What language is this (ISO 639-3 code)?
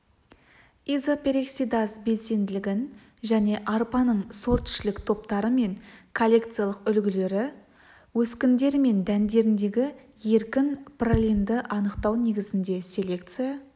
kaz